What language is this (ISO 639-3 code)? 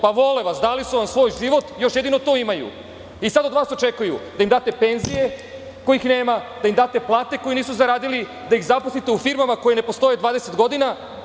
srp